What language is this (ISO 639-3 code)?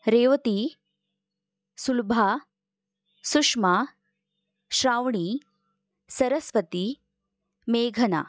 mar